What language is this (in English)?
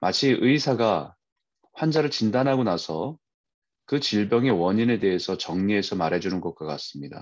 Korean